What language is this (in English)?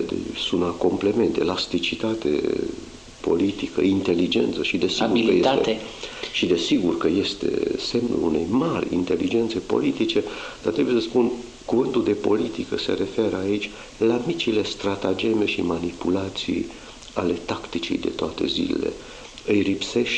Romanian